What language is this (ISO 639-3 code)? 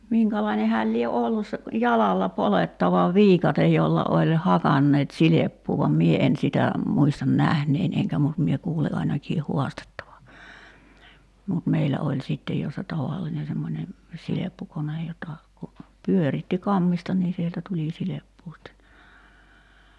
fin